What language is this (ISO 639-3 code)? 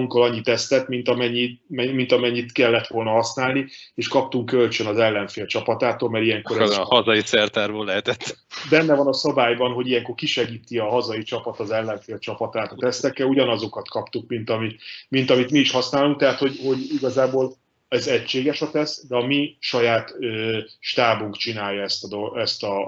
hun